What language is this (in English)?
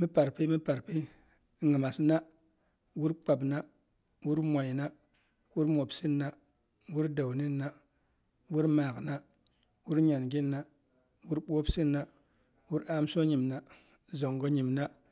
Boghom